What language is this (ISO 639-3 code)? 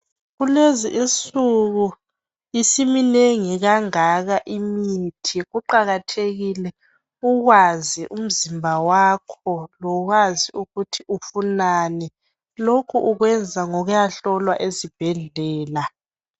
nde